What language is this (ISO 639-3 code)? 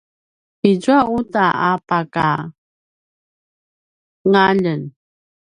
pwn